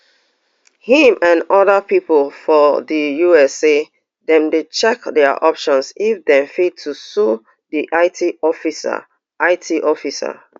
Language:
Nigerian Pidgin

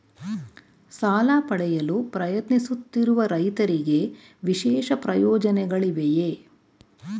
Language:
Kannada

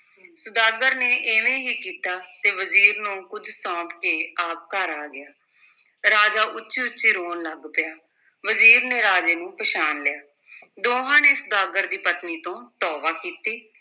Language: Punjabi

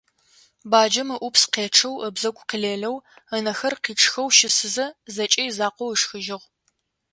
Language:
Adyghe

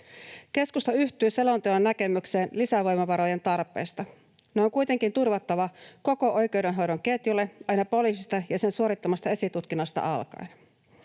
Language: Finnish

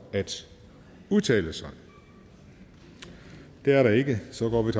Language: Danish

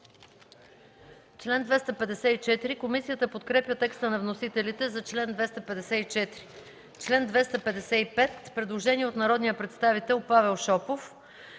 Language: Bulgarian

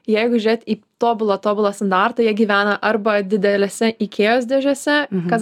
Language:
Lithuanian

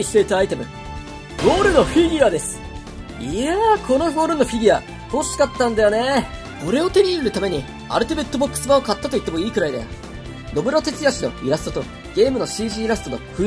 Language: Japanese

